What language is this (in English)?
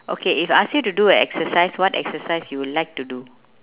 English